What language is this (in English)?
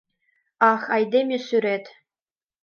Mari